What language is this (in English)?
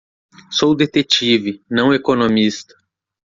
Portuguese